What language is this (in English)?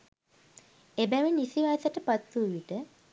Sinhala